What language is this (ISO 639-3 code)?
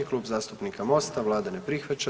hrv